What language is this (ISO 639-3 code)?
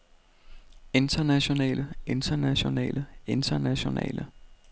dan